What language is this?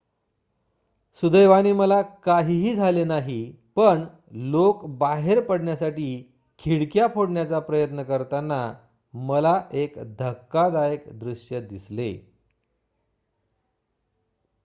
Marathi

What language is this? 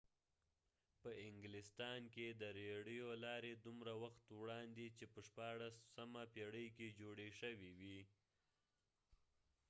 Pashto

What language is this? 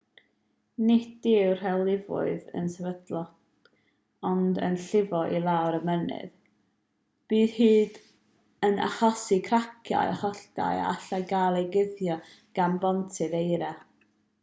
Welsh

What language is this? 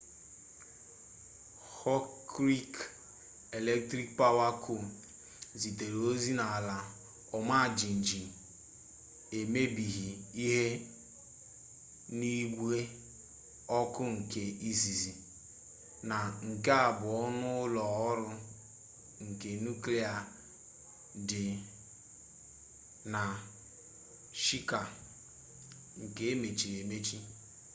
Igbo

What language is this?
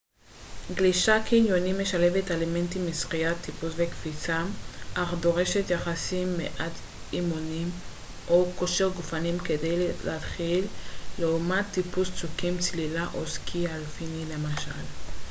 Hebrew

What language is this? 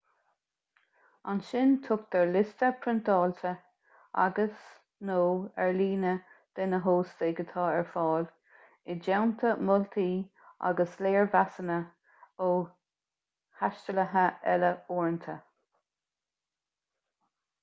Irish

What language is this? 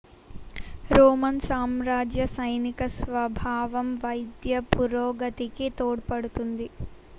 Telugu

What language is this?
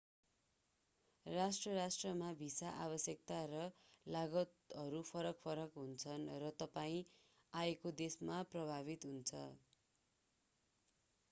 Nepali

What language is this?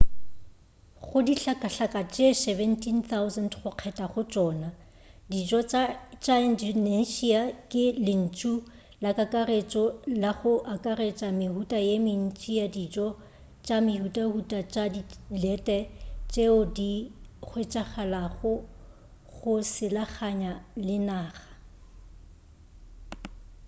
Northern Sotho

